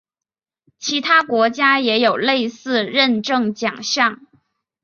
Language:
Chinese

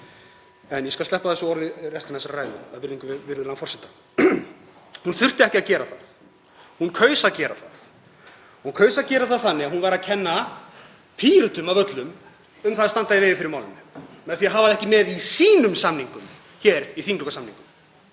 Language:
Icelandic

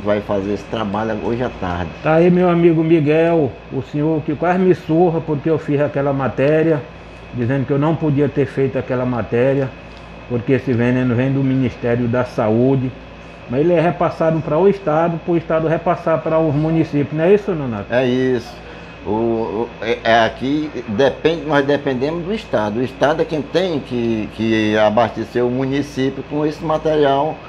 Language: Portuguese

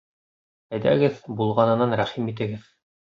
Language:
Bashkir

